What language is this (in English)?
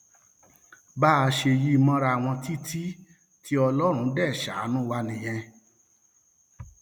Yoruba